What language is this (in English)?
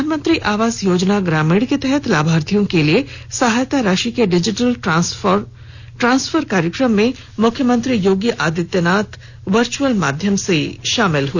Hindi